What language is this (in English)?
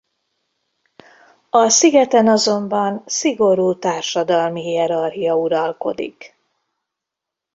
Hungarian